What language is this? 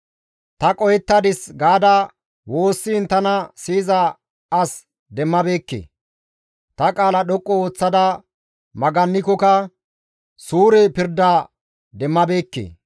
Gamo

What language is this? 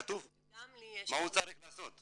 Hebrew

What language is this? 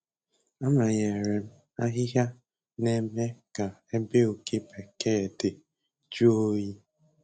Igbo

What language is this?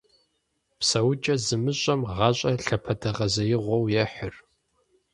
Kabardian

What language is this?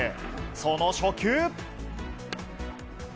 Japanese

